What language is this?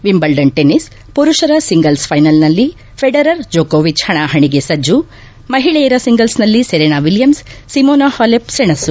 Kannada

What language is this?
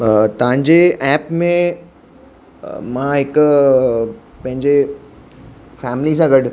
Sindhi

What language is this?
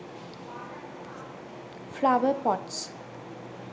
Sinhala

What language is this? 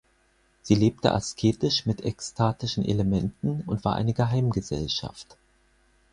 German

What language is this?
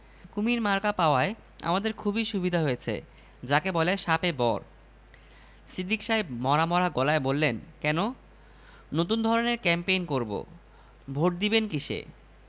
Bangla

